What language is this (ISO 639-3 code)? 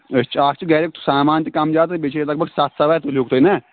kas